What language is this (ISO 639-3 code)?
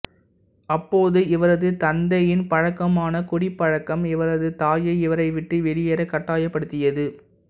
tam